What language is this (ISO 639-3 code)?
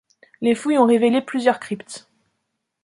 fra